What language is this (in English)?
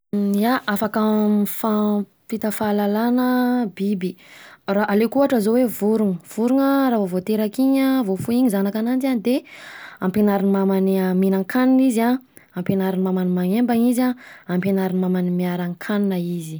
Southern Betsimisaraka Malagasy